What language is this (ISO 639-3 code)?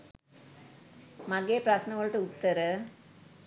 sin